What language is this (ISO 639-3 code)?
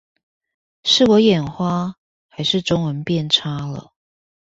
zho